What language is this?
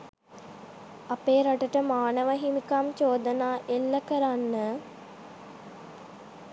Sinhala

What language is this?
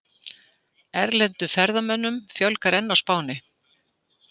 Icelandic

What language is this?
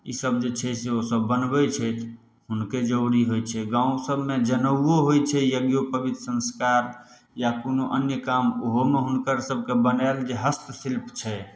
Maithili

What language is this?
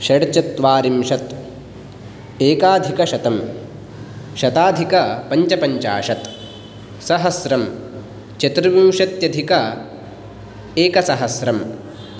Sanskrit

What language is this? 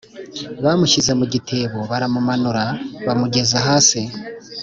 Kinyarwanda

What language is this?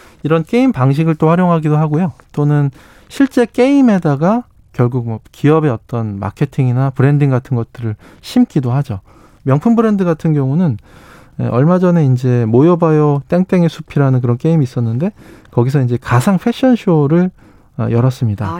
Korean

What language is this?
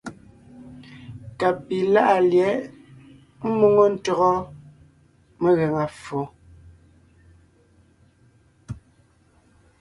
Ngiemboon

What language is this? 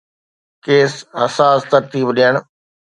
Sindhi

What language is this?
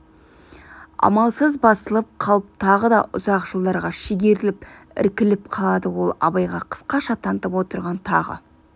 Kazakh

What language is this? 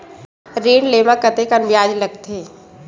Chhattisgarhi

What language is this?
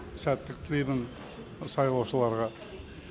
Kazakh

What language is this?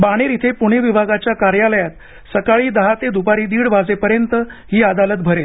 Marathi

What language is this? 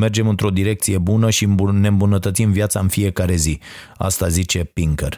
Romanian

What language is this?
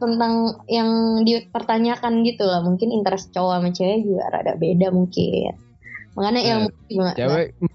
Indonesian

